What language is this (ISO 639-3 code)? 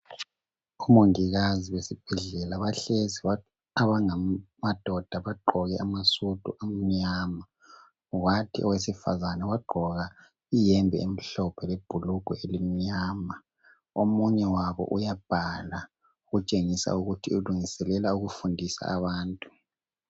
nde